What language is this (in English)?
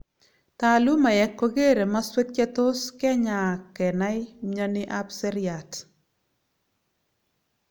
Kalenjin